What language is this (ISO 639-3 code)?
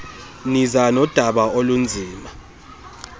xho